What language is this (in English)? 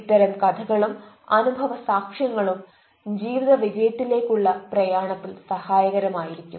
Malayalam